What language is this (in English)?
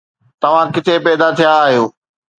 Sindhi